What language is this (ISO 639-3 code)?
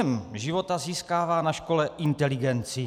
ces